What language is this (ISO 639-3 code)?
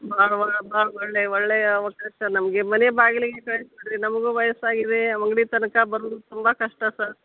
kan